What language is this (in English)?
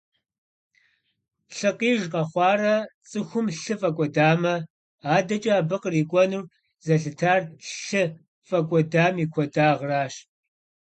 Kabardian